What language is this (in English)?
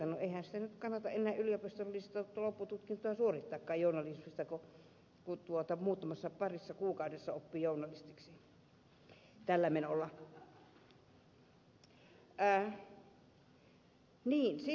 Finnish